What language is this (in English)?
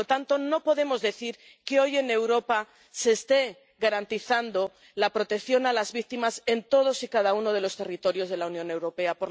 Spanish